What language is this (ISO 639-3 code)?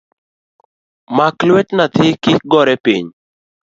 luo